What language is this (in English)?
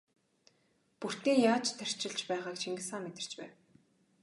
Mongolian